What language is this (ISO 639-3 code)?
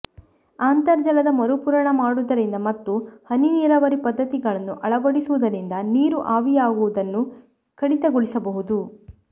kan